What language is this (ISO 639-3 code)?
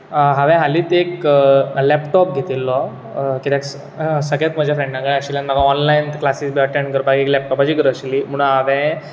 kok